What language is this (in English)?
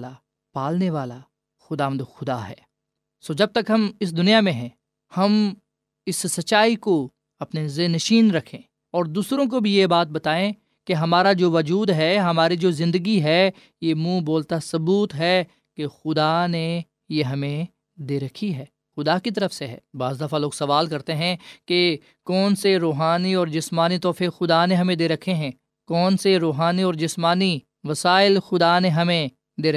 Urdu